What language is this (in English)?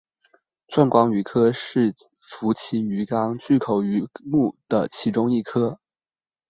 Chinese